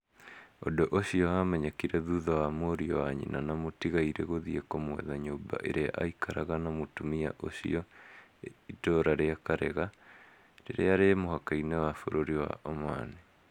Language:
Kikuyu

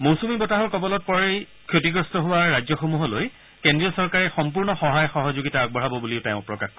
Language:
Assamese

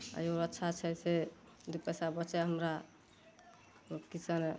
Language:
Maithili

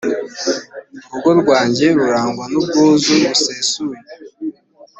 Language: Kinyarwanda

